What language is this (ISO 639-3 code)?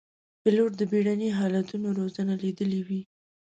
pus